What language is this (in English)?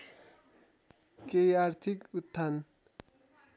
Nepali